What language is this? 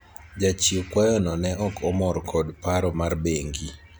Luo (Kenya and Tanzania)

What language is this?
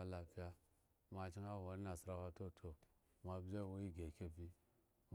Eggon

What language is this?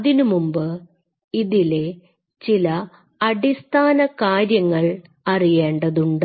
Malayalam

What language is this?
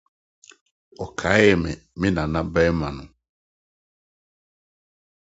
Akan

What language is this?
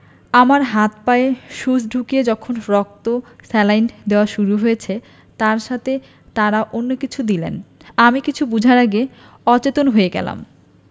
Bangla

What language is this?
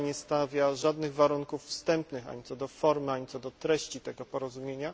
Polish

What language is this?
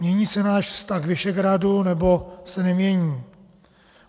Czech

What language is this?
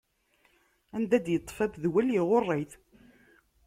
Kabyle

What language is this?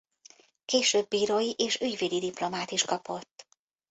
Hungarian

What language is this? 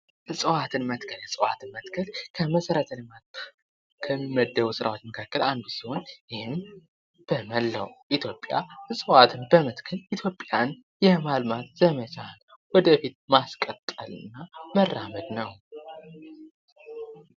Amharic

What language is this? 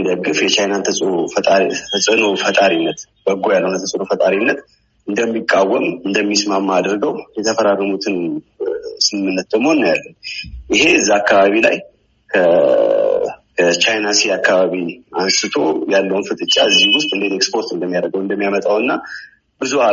Amharic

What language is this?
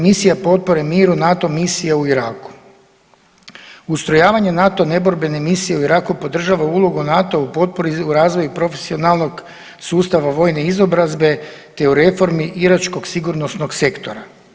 Croatian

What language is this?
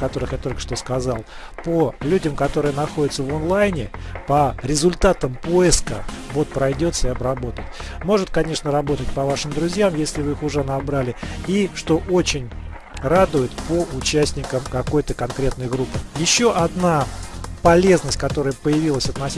Russian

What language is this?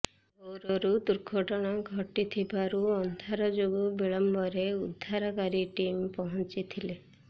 Odia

